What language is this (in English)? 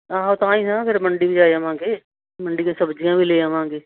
Punjabi